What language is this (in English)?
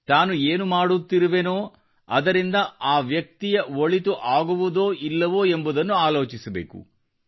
Kannada